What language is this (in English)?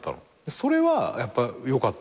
Japanese